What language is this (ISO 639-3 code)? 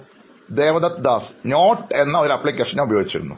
mal